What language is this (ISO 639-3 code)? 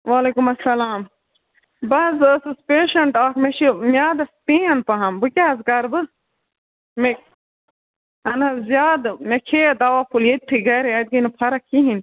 kas